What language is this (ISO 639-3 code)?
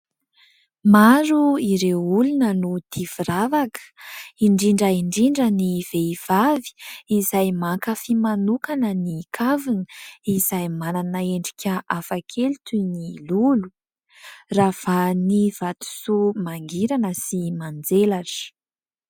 mlg